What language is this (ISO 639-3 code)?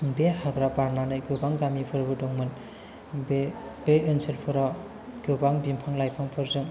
brx